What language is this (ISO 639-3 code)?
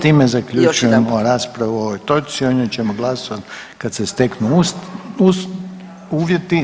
hrv